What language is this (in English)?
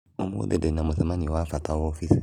Kikuyu